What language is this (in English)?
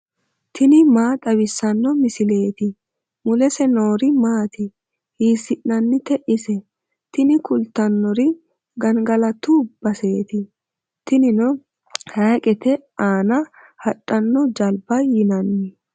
Sidamo